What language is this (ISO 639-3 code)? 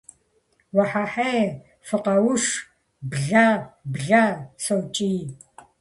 kbd